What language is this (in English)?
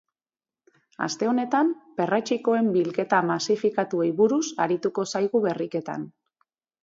Basque